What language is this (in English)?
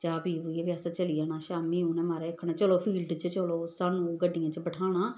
Dogri